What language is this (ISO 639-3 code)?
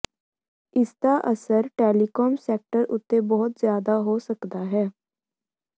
pan